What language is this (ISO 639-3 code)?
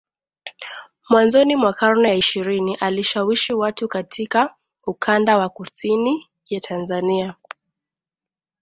swa